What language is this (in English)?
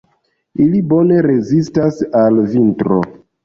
Esperanto